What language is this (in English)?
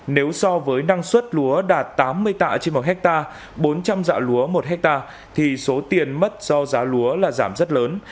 Vietnamese